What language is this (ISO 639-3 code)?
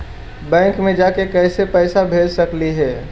mag